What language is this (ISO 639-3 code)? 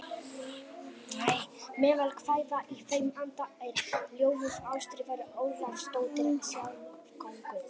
isl